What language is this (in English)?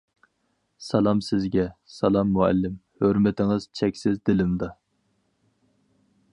Uyghur